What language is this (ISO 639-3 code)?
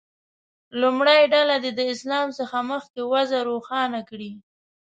pus